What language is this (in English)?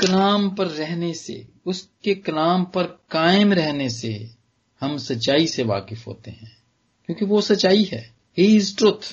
Punjabi